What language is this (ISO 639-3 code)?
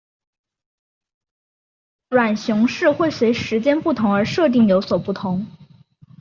zho